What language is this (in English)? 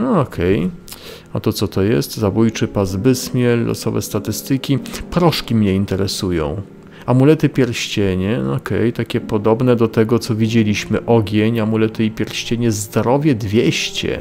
Polish